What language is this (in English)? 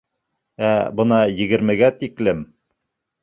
Bashkir